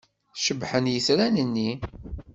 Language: Kabyle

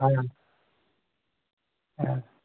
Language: Urdu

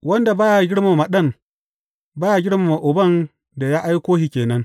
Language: Hausa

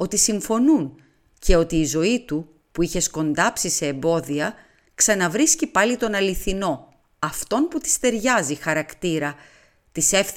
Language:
Greek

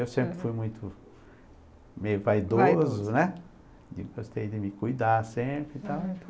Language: Portuguese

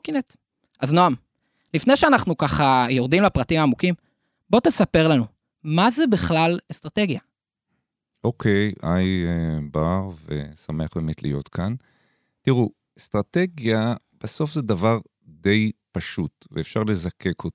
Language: Hebrew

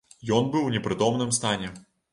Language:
Belarusian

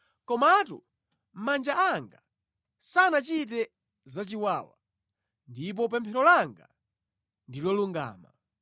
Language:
Nyanja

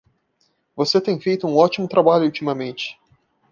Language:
Portuguese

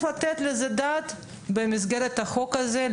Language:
Hebrew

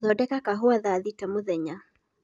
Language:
Kikuyu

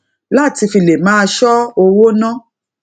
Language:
Yoruba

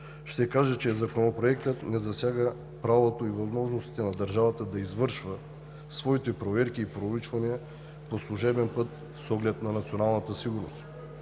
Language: Bulgarian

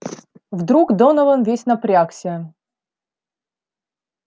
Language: Russian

